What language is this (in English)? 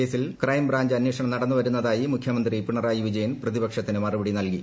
Malayalam